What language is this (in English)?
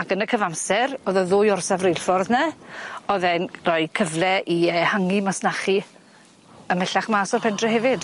Welsh